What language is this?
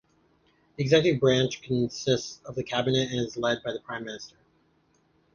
English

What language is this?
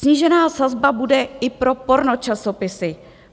Czech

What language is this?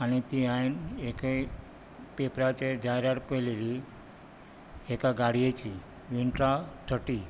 Konkani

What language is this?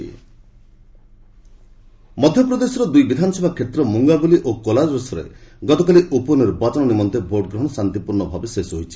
Odia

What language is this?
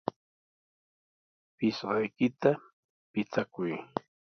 Sihuas Ancash Quechua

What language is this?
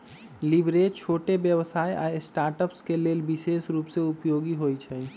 Magahi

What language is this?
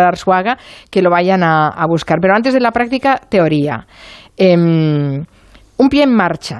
Spanish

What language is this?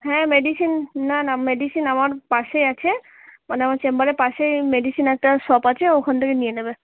Bangla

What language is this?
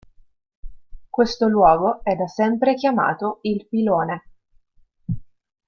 Italian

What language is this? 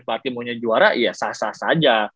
Indonesian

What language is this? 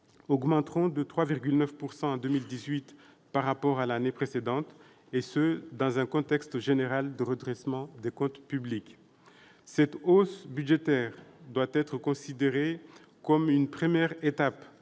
French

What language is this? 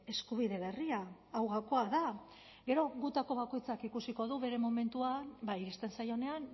Basque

